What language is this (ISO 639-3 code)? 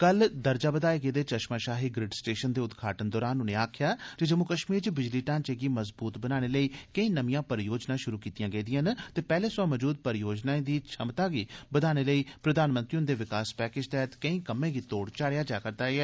doi